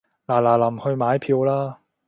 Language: Cantonese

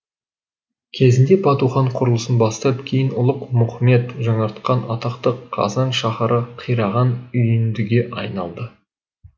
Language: Kazakh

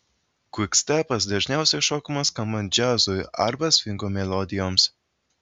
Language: Lithuanian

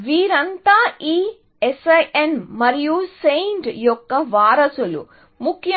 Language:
Telugu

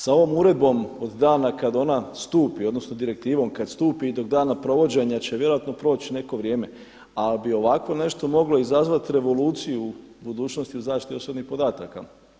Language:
Croatian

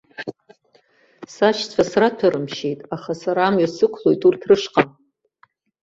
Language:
Abkhazian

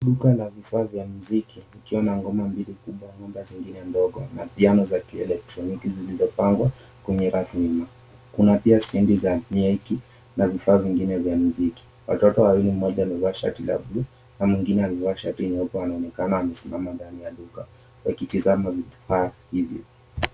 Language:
Swahili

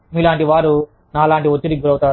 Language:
Telugu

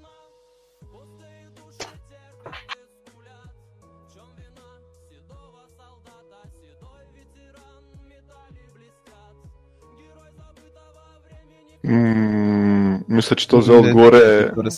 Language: Bulgarian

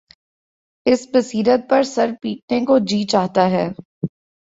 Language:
Urdu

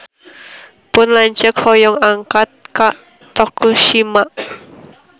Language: Sundanese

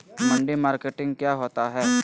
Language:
Magahi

